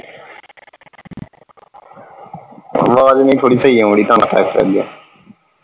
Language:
Punjabi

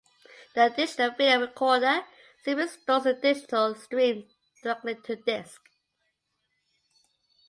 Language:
English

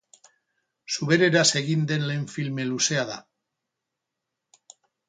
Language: Basque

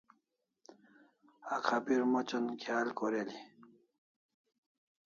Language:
Kalasha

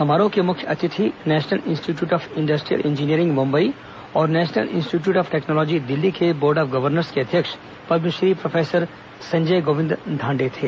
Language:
Hindi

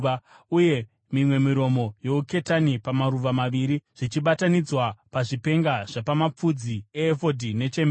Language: Shona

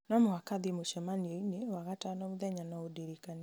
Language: Kikuyu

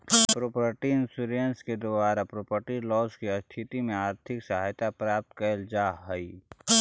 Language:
Magahi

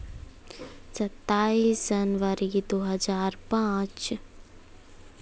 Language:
Hindi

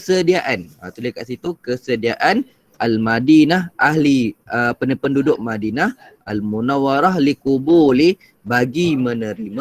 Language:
Malay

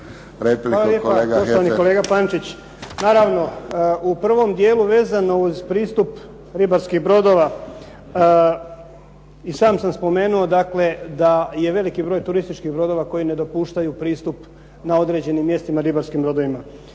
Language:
Croatian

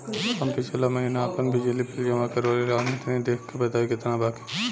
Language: Bhojpuri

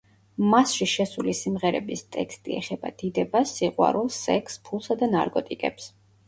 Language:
Georgian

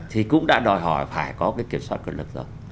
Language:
Vietnamese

